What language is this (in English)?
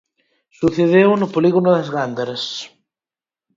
Galician